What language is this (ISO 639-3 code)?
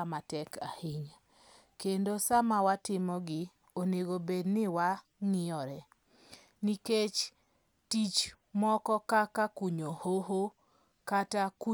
luo